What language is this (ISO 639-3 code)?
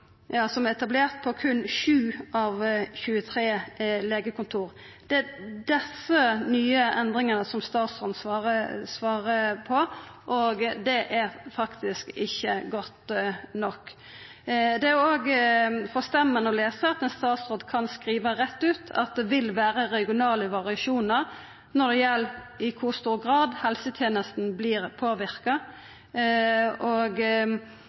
nno